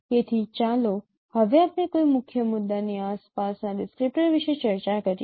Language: Gujarati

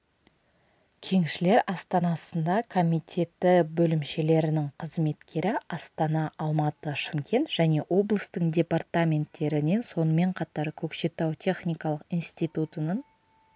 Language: Kazakh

